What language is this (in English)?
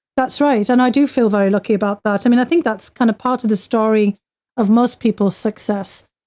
English